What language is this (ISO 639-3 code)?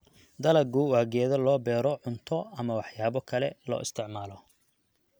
som